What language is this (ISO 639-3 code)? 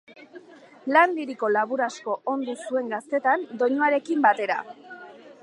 eus